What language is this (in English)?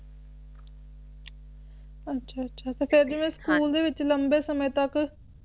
Punjabi